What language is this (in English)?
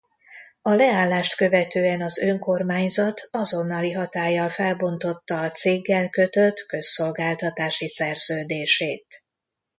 Hungarian